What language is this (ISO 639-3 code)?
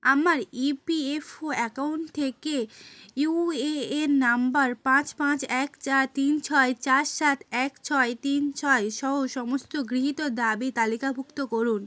ben